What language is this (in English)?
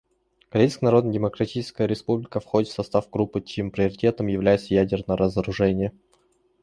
Russian